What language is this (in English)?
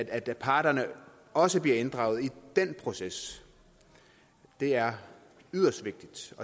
Danish